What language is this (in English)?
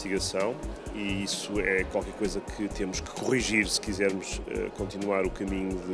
Portuguese